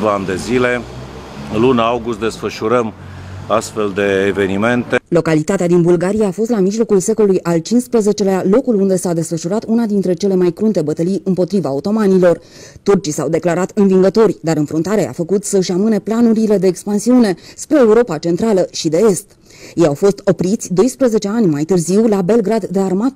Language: Romanian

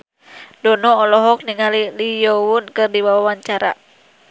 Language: Sundanese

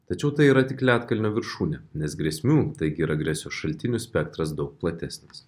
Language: Lithuanian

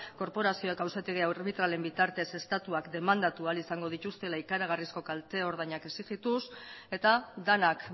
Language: Basque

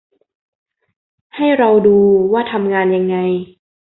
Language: Thai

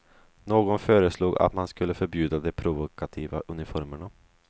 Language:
Swedish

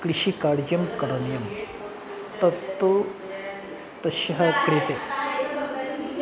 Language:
Sanskrit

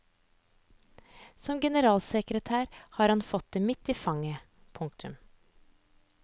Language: Norwegian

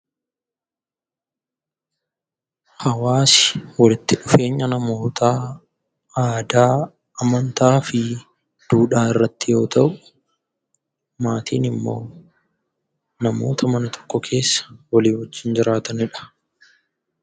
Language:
Oromo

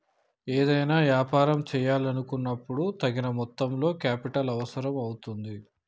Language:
Telugu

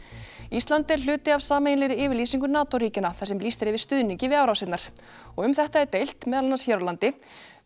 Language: Icelandic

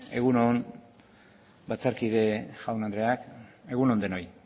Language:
Basque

